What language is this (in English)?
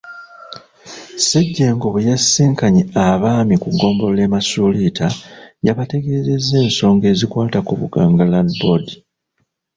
Ganda